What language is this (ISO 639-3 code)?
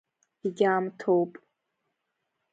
abk